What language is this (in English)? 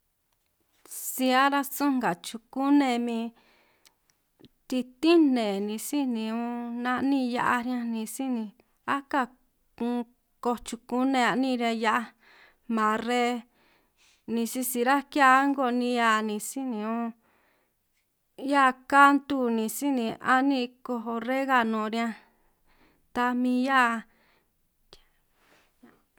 San Martín Itunyoso Triqui